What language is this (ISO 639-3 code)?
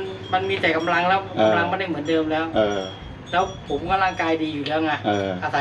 tha